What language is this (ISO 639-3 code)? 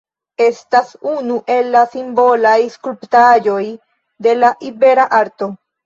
epo